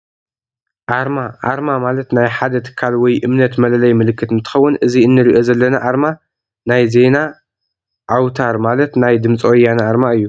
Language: Tigrinya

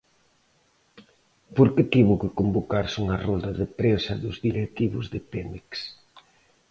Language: Galician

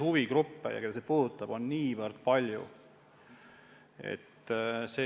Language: Estonian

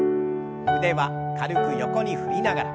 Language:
Japanese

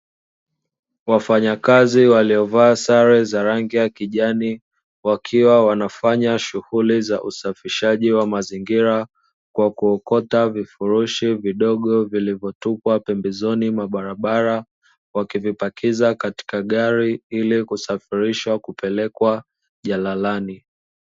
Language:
Swahili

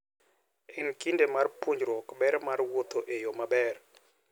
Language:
Luo (Kenya and Tanzania)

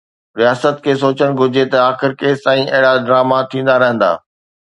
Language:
Sindhi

